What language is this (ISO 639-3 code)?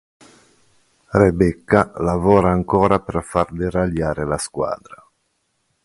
ita